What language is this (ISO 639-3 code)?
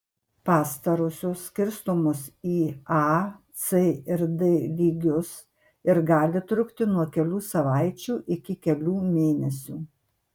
lit